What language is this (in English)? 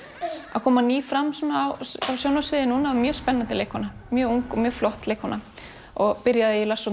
Icelandic